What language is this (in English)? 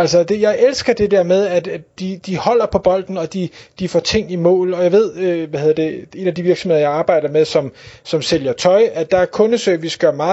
Danish